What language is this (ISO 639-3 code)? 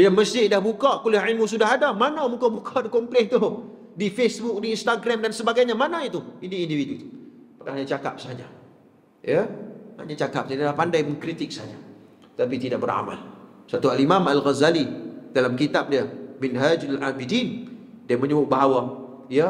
msa